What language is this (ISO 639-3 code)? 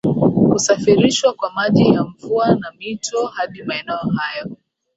swa